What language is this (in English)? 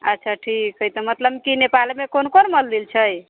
Maithili